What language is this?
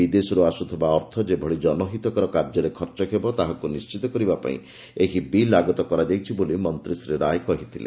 Odia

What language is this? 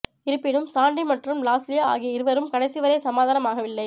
Tamil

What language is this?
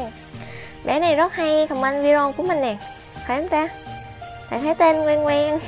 Vietnamese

